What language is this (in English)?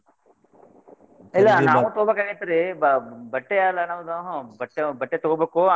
Kannada